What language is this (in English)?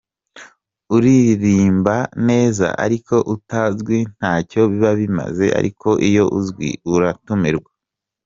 Kinyarwanda